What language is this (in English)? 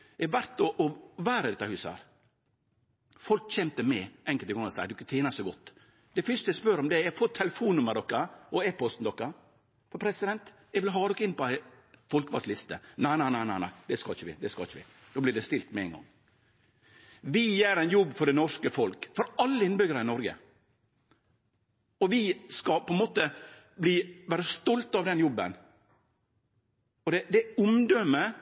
Norwegian Nynorsk